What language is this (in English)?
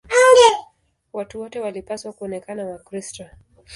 Swahili